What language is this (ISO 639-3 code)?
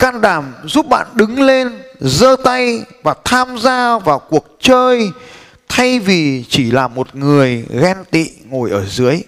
vie